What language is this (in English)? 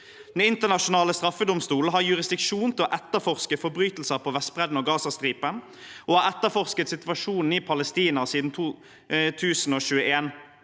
Norwegian